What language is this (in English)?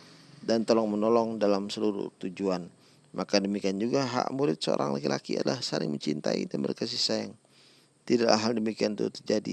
Indonesian